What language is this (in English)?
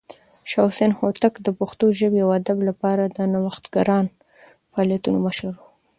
Pashto